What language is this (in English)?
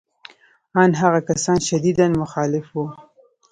Pashto